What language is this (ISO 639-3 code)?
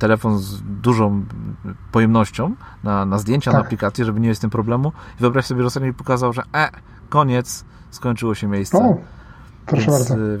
pol